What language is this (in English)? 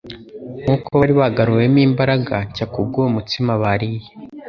Kinyarwanda